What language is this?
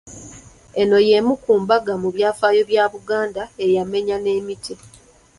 Ganda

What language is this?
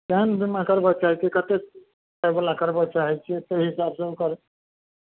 Maithili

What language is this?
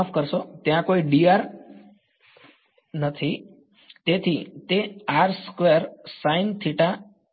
Gujarati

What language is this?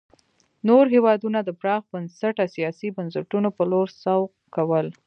Pashto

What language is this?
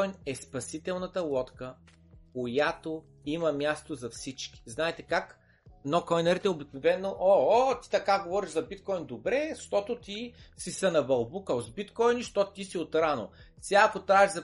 Bulgarian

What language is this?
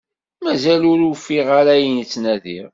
Kabyle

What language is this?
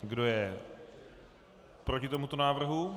Czech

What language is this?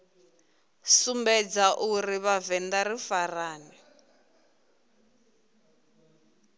Venda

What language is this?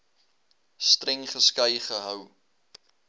Afrikaans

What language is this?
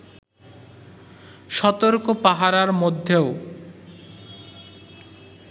Bangla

